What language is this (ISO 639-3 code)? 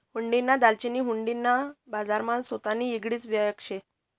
mar